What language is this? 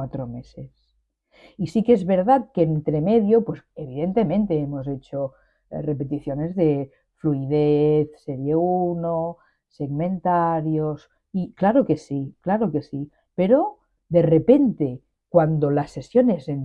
Spanish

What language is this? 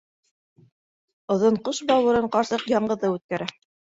Bashkir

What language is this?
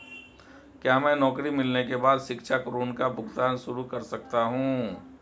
Hindi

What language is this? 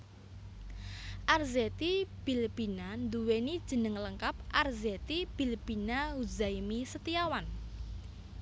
Javanese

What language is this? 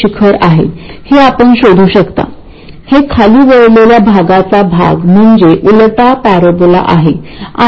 Marathi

